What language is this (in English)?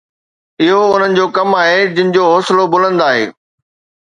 Sindhi